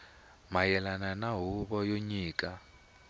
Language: Tsonga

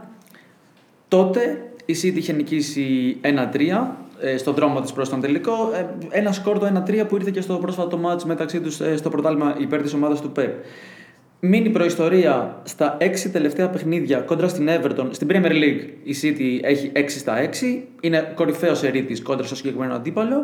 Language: Greek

